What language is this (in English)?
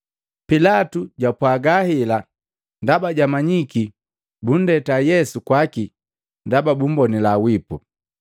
Matengo